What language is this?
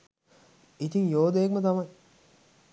Sinhala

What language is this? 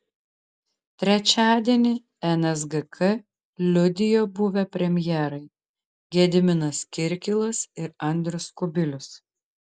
Lithuanian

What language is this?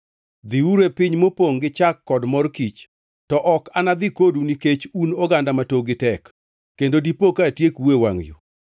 Luo (Kenya and Tanzania)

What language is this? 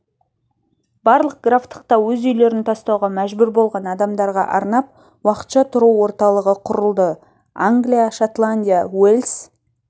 Kazakh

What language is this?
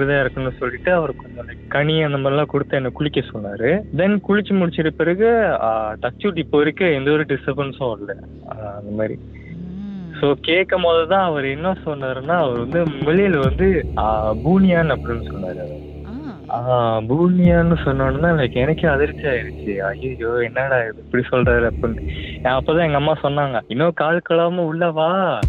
Tamil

